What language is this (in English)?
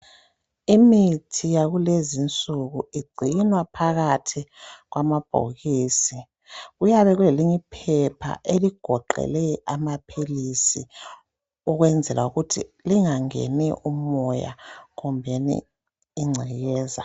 North Ndebele